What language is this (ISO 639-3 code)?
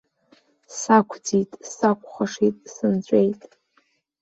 abk